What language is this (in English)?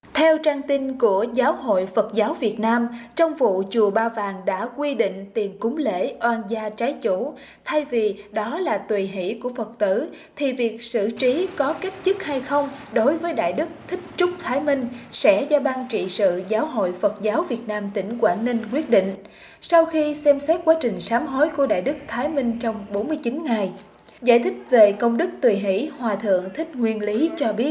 Vietnamese